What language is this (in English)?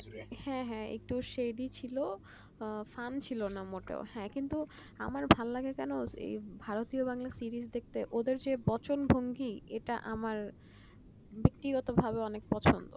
Bangla